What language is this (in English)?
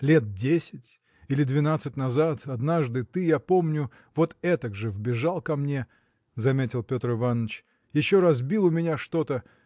Russian